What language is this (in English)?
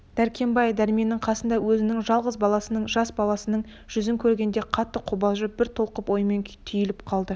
Kazakh